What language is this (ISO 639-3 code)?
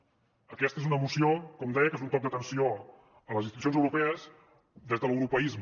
cat